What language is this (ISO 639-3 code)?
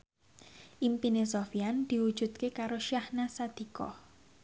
jav